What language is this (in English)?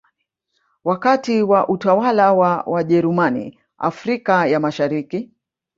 Swahili